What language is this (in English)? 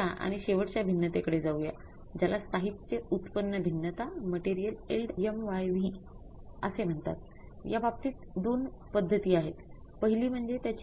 Marathi